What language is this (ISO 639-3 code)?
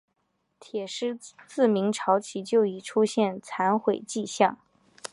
zho